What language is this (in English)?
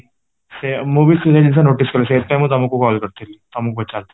Odia